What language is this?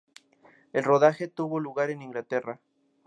Spanish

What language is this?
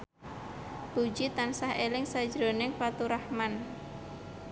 Javanese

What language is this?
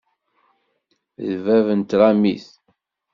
Kabyle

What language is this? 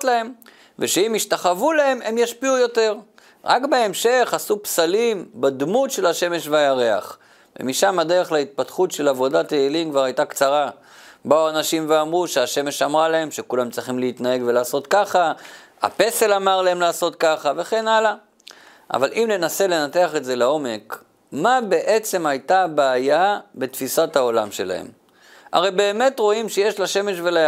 Hebrew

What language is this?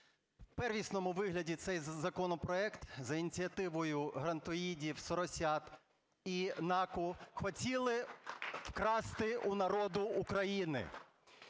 Ukrainian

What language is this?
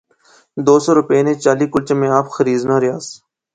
Pahari-Potwari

